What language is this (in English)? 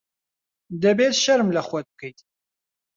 Central Kurdish